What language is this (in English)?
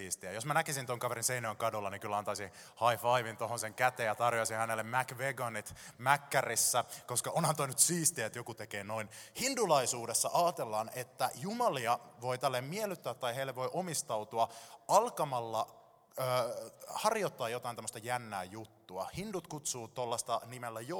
Finnish